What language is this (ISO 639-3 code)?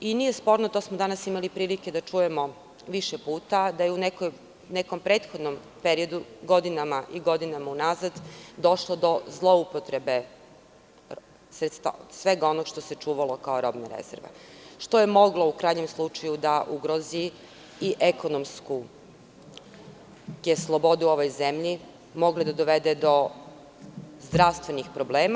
srp